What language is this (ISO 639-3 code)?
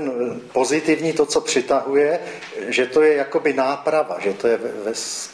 ces